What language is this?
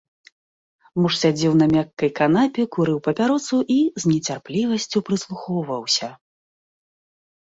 Belarusian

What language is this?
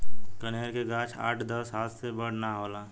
Bhojpuri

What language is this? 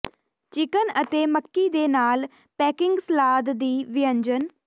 Punjabi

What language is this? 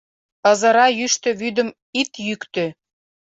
Mari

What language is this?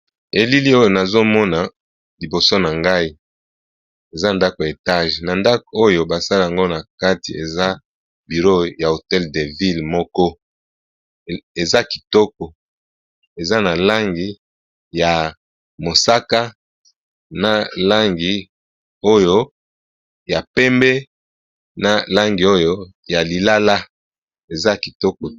Lingala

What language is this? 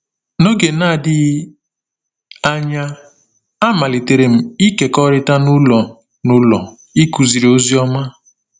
Igbo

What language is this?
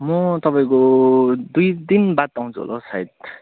Nepali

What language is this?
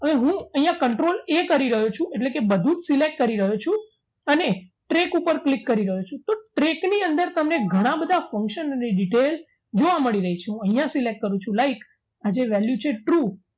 Gujarati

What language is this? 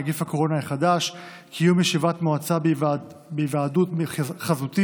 Hebrew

